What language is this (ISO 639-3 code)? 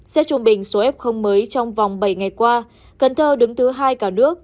vie